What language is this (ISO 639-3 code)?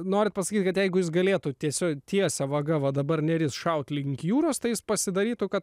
lit